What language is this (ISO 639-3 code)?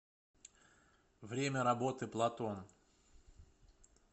rus